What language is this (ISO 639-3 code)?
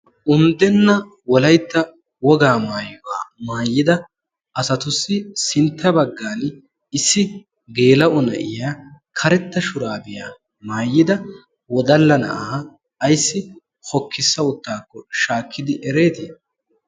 wal